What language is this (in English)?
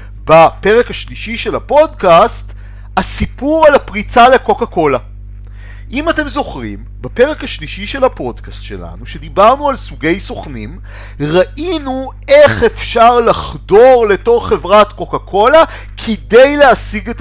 Hebrew